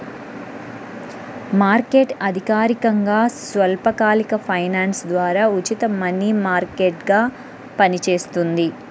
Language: Telugu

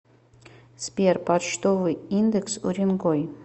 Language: Russian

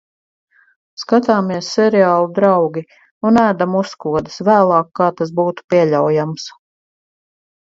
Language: Latvian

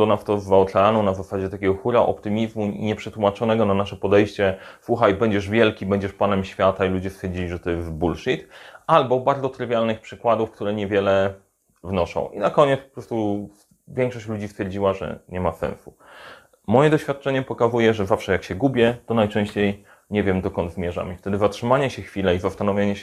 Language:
Polish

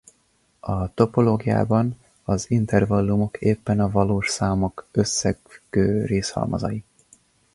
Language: Hungarian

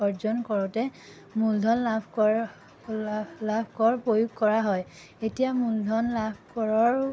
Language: Assamese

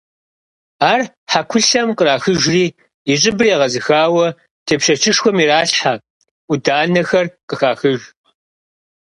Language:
Kabardian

